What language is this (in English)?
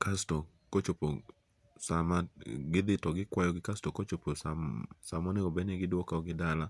Luo (Kenya and Tanzania)